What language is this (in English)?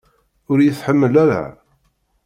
Kabyle